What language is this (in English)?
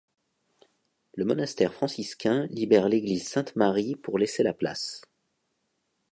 French